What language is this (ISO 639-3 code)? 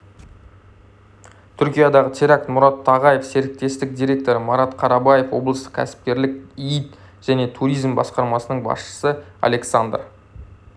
kaz